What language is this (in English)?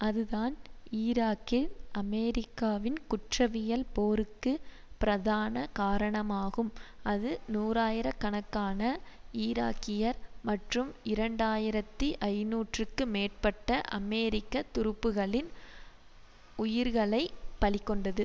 Tamil